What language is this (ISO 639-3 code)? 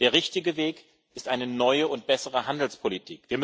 deu